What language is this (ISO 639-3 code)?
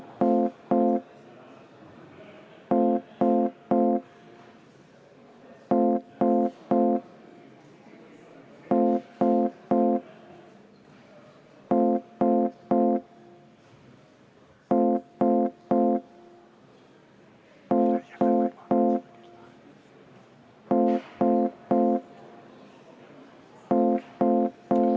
est